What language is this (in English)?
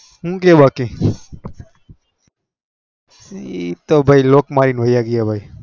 Gujarati